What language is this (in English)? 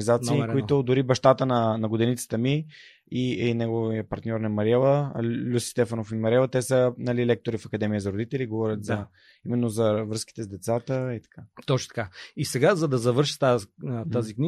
Bulgarian